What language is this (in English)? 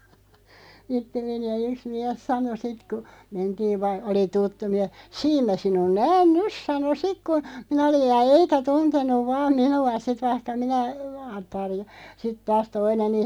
Finnish